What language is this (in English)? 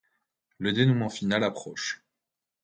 French